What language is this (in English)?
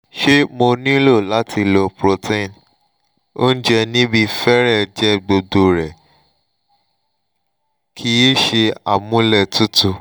Yoruba